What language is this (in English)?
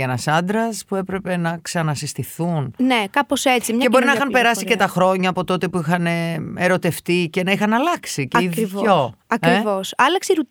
Greek